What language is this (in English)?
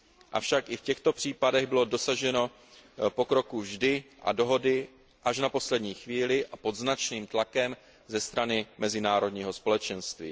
Czech